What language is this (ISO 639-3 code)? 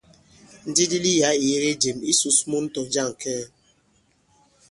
abb